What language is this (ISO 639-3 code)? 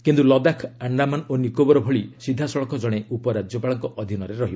ori